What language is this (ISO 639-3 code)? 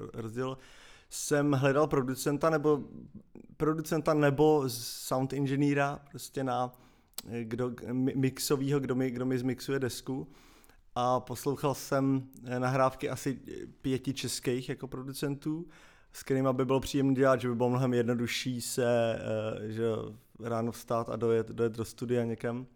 ces